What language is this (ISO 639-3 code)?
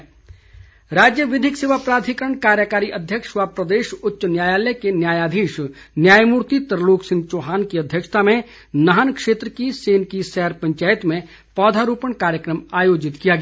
hin